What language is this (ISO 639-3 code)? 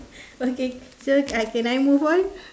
eng